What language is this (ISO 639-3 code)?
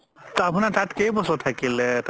asm